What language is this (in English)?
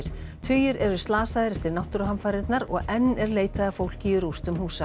Icelandic